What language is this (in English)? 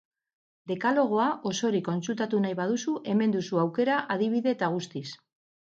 Basque